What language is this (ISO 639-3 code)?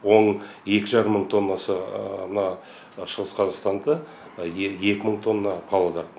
kaz